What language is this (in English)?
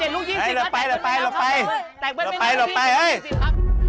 Thai